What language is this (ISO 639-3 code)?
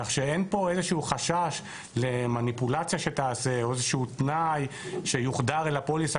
heb